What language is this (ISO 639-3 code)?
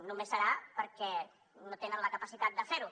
cat